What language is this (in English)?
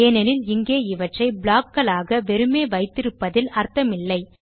Tamil